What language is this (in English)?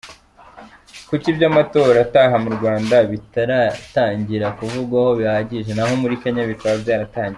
Kinyarwanda